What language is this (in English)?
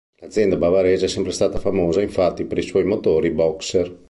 Italian